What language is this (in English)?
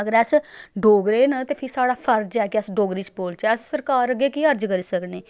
Dogri